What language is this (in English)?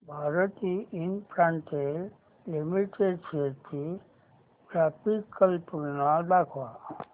Marathi